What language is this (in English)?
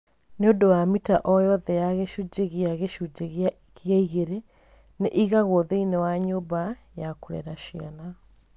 Kikuyu